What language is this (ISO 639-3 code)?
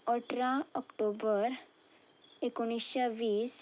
kok